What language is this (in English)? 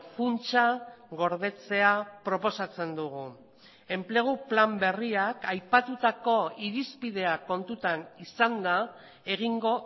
Basque